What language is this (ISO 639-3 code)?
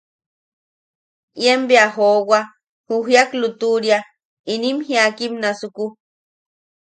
yaq